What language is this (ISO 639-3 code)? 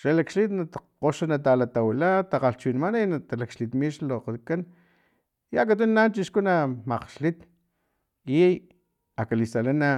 tlp